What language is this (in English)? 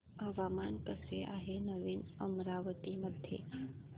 Marathi